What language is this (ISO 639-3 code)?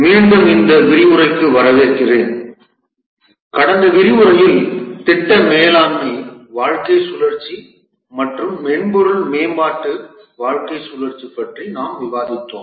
tam